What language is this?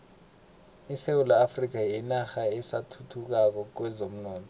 South Ndebele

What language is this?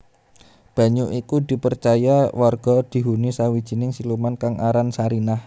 Javanese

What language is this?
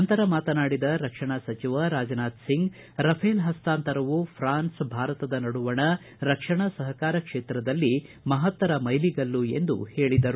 Kannada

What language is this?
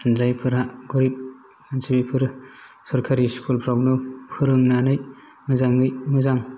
Bodo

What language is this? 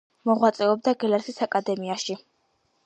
Georgian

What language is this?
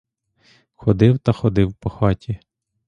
Ukrainian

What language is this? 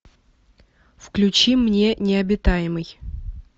Russian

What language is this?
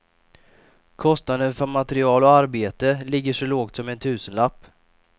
Swedish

